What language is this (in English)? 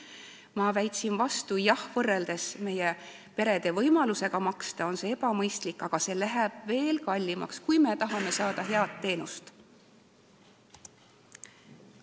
Estonian